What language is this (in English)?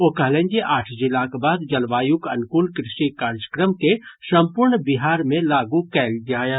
Maithili